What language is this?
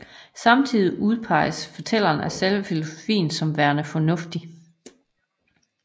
Danish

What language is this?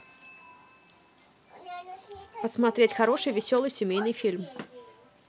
Russian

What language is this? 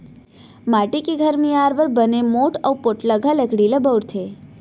Chhattisgarhi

